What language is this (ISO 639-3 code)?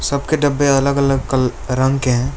hin